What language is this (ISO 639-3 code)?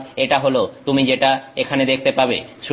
ben